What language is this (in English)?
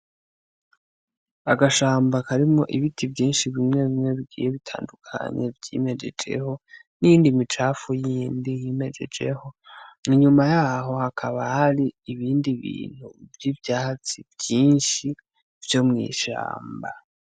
Rundi